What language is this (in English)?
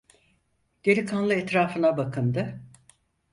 Turkish